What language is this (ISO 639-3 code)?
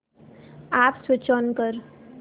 mar